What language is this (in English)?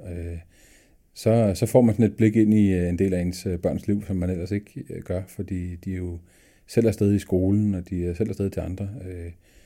Danish